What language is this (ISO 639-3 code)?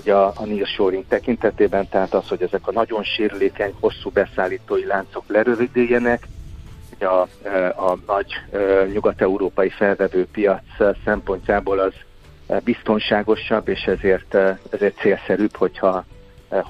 hun